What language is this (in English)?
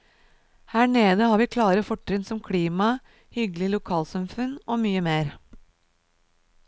Norwegian